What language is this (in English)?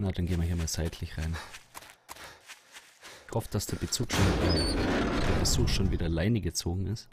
German